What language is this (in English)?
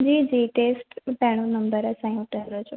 Sindhi